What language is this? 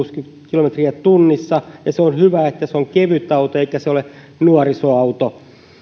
Finnish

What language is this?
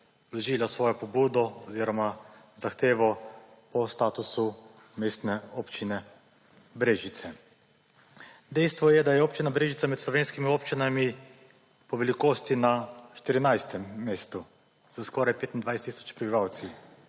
Slovenian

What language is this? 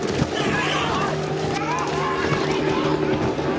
Japanese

